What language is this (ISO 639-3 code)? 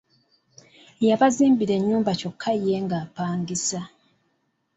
lug